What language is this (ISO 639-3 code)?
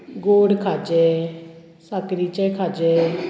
kok